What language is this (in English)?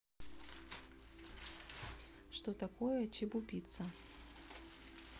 Russian